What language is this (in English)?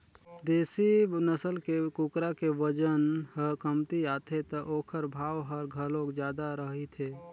Chhattisgarhi